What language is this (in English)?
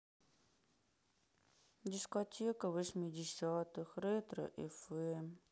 Russian